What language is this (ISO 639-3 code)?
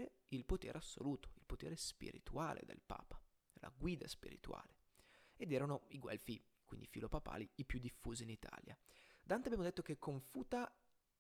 ita